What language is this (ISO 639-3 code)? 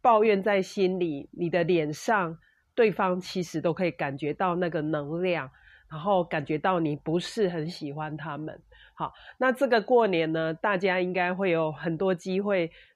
zho